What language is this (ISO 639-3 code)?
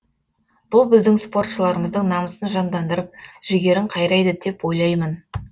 kaz